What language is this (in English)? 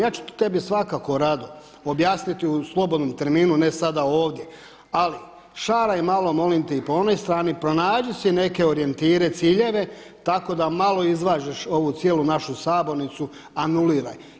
Croatian